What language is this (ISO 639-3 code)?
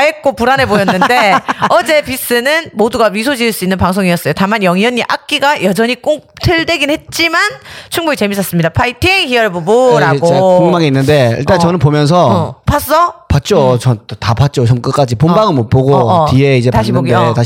kor